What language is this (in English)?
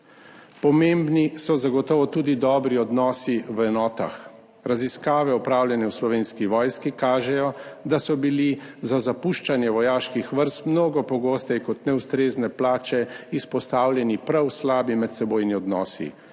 Slovenian